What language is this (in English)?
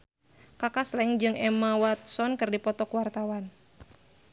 Sundanese